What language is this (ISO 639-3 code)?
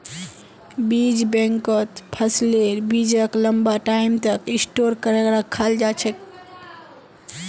mag